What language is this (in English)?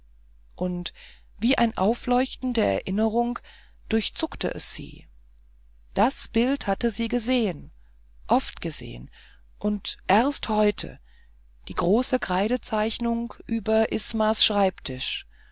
German